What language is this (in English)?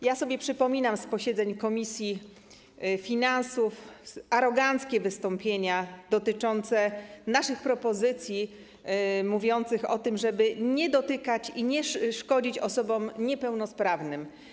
Polish